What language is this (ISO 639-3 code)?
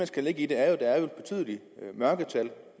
dan